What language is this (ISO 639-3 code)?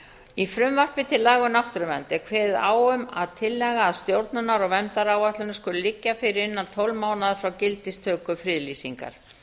isl